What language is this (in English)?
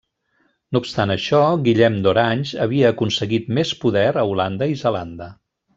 Catalan